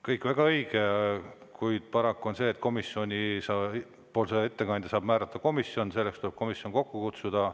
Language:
Estonian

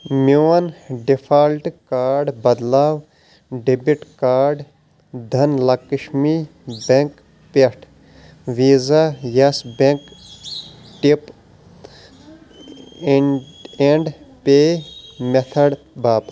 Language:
Kashmiri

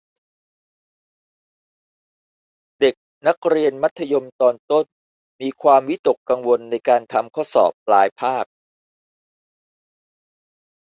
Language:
Thai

